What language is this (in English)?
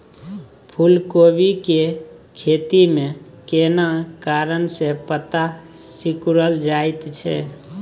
Maithili